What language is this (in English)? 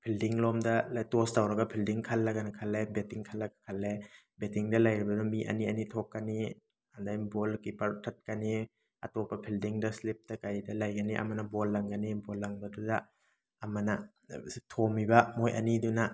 Manipuri